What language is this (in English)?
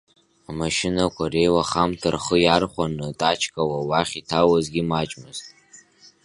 Abkhazian